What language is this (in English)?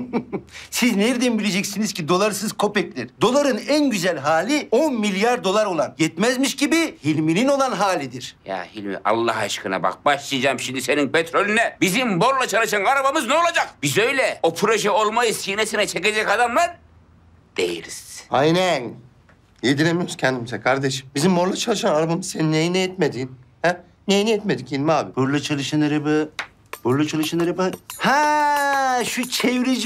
Turkish